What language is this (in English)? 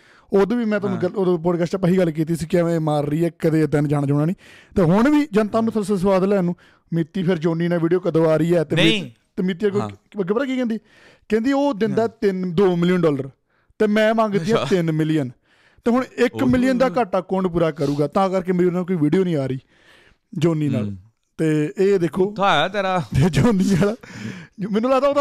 Punjabi